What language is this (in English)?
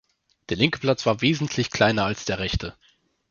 German